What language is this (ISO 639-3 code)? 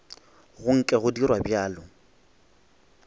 nso